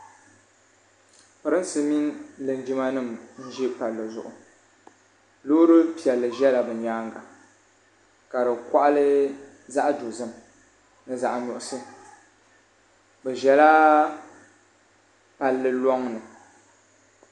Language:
Dagbani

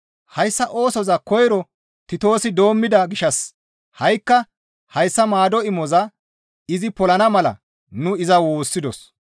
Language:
Gamo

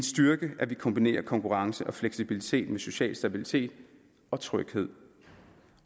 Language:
Danish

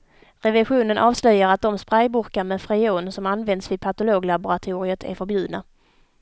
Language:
Swedish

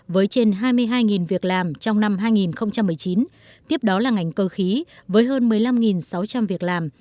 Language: Vietnamese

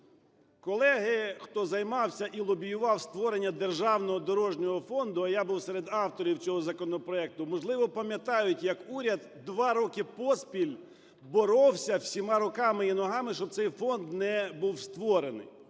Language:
Ukrainian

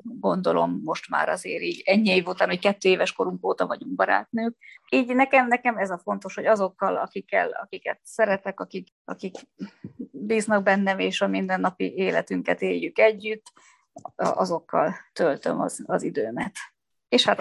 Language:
Hungarian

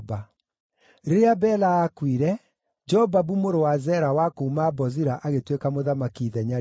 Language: Kikuyu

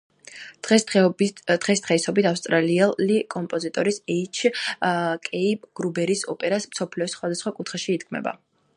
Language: Georgian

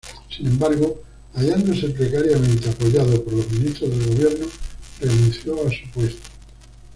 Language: Spanish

